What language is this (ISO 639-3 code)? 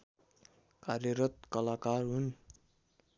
nep